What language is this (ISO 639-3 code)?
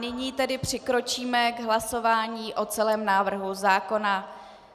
ces